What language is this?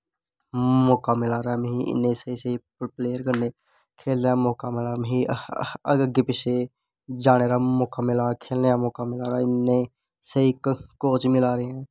Dogri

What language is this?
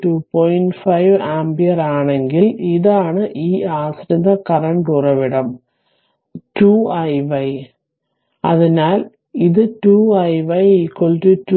Malayalam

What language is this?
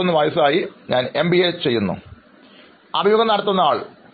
Malayalam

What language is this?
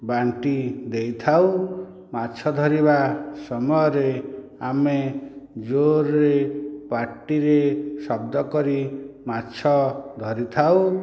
Odia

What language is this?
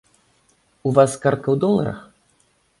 Belarusian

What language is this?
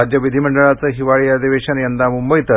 Marathi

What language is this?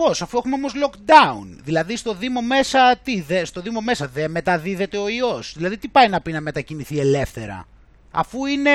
Greek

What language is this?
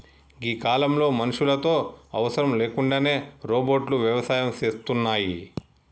Telugu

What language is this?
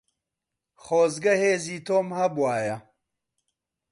Central Kurdish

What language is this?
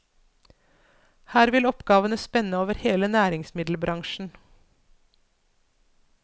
Norwegian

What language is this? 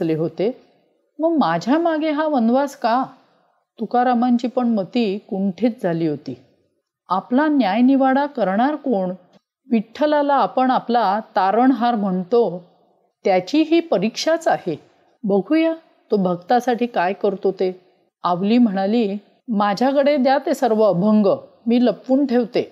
Marathi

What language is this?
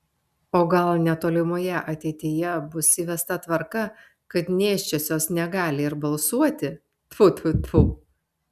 Lithuanian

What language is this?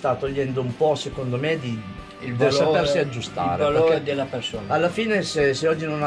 Italian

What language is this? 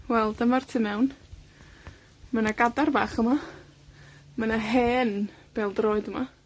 Welsh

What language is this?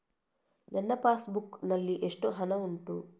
Kannada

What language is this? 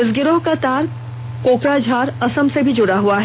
Hindi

